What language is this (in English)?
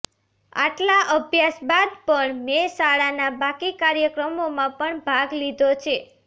Gujarati